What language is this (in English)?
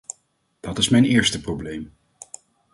Dutch